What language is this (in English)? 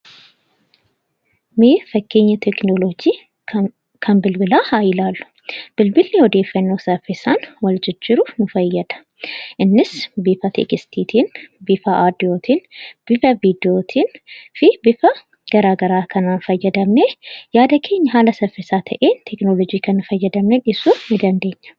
Oromo